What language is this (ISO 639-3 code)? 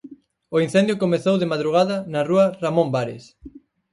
glg